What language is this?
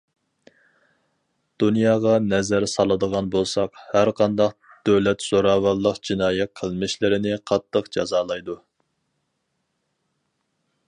Uyghur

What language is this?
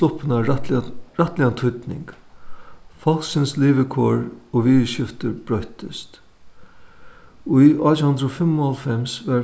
Faroese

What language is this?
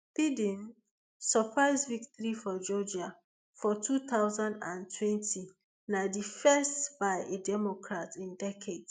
Nigerian Pidgin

